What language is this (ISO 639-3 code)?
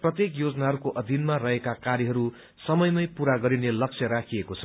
nep